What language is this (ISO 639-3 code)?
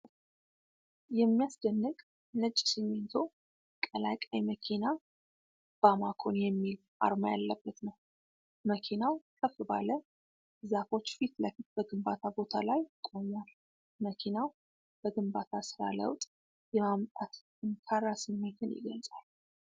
amh